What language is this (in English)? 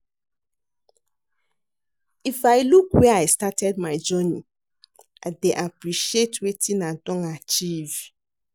Nigerian Pidgin